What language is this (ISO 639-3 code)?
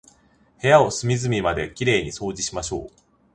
jpn